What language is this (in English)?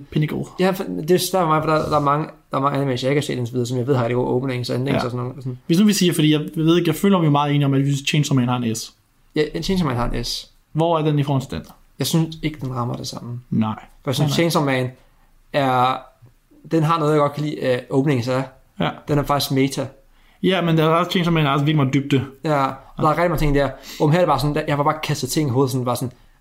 Danish